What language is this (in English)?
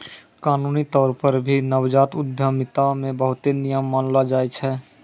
Maithili